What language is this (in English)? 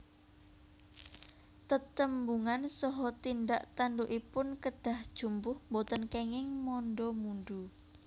Javanese